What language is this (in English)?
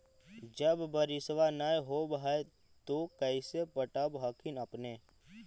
Magahi